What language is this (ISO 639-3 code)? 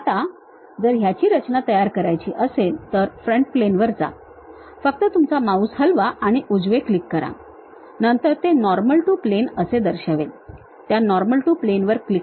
mar